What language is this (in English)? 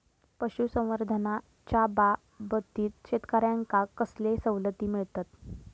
Marathi